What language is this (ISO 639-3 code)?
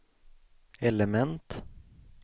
swe